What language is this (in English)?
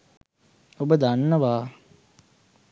Sinhala